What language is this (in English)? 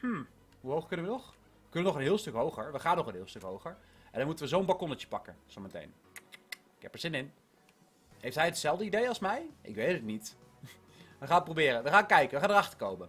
Dutch